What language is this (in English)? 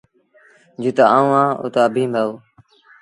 Sindhi Bhil